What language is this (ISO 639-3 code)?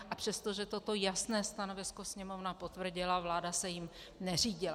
ces